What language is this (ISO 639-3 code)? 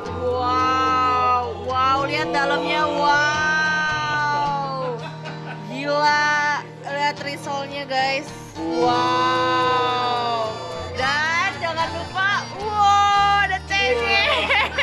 ind